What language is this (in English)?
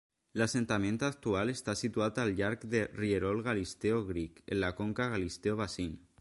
Catalan